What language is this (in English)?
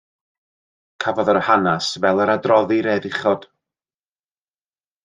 Welsh